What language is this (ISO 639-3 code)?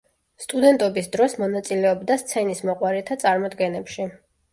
kat